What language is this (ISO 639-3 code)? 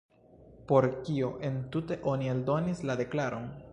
epo